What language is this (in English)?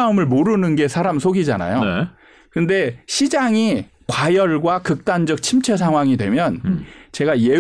Korean